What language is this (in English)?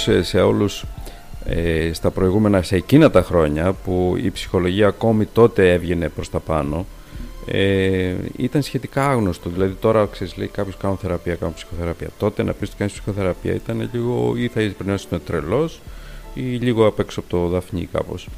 Greek